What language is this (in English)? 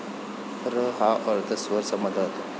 Marathi